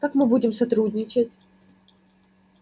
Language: Russian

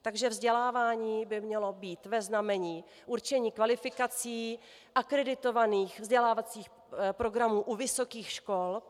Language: Czech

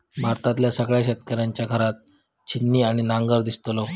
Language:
Marathi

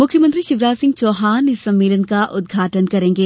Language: Hindi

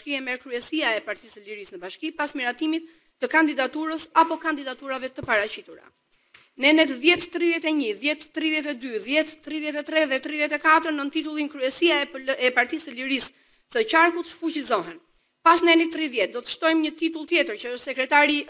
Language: Romanian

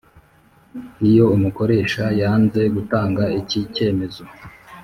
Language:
Kinyarwanda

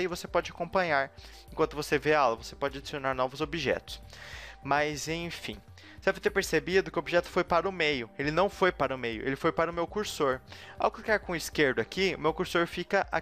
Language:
Portuguese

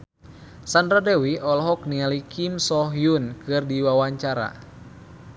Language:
Sundanese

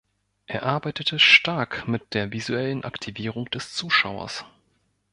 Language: German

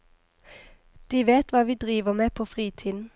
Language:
Norwegian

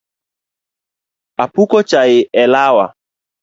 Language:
Luo (Kenya and Tanzania)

